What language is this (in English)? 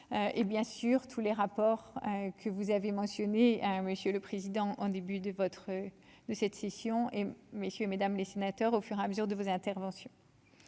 French